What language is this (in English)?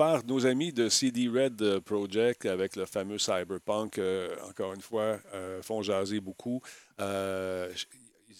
French